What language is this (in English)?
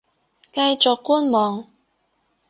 Cantonese